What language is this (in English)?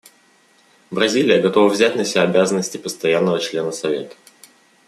Russian